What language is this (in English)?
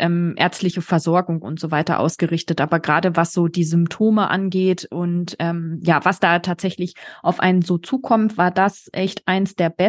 German